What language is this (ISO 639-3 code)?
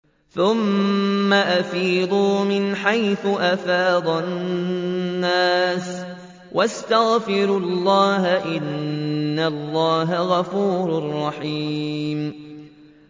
ara